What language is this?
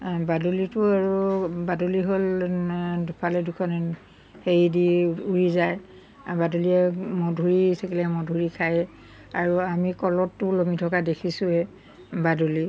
Assamese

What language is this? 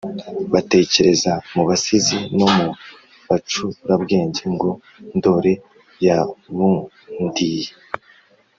Kinyarwanda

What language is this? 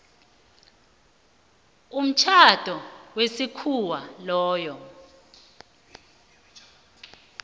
South Ndebele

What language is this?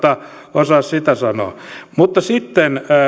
Finnish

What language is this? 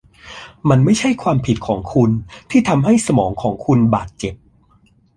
Thai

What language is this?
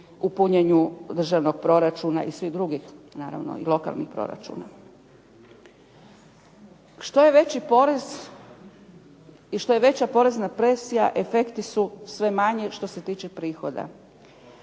Croatian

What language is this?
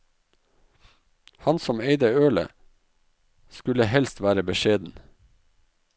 Norwegian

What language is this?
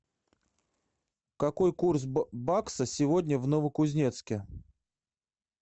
Russian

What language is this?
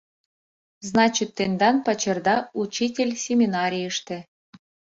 Mari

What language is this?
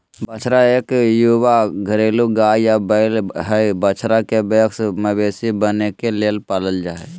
Magahi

